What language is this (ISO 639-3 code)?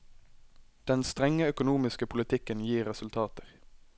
nor